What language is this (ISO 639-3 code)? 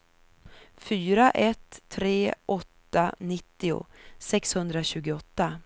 swe